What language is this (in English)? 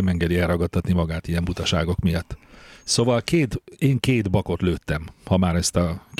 Hungarian